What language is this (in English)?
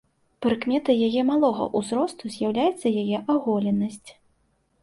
Belarusian